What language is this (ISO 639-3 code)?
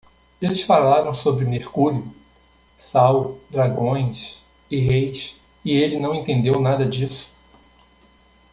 por